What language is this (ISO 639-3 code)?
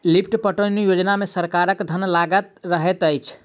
mai